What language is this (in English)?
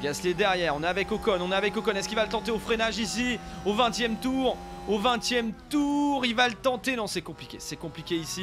French